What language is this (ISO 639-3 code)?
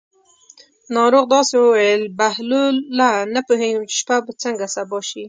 pus